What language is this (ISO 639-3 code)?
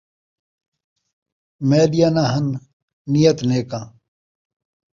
skr